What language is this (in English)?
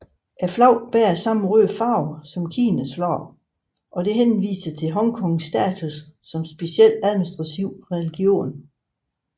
Danish